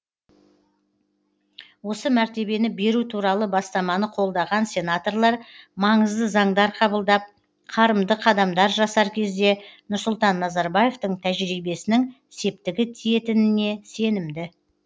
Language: Kazakh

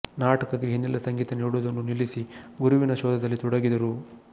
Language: Kannada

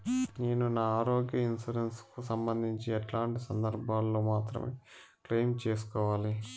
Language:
Telugu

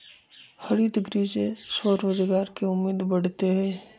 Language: Magahi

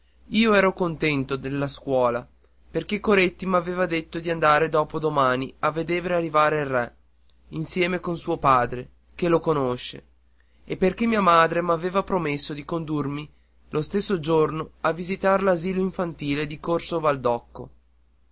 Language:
Italian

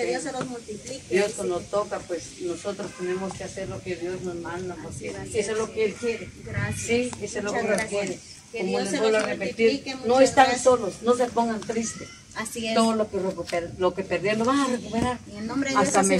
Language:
Spanish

